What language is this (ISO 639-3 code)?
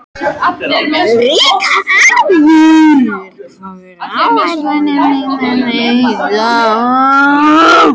isl